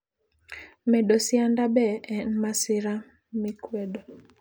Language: Luo (Kenya and Tanzania)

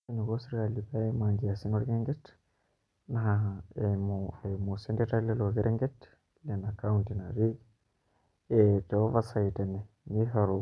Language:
Masai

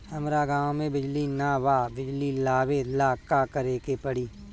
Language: Bhojpuri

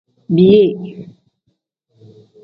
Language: Tem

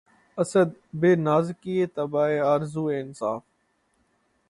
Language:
Urdu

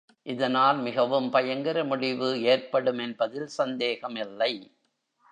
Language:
Tamil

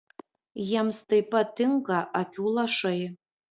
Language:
Lithuanian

